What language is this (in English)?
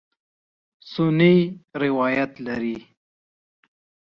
Pashto